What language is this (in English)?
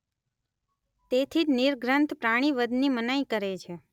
Gujarati